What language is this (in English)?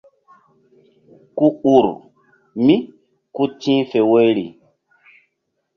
Mbum